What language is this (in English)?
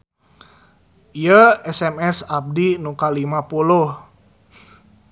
Sundanese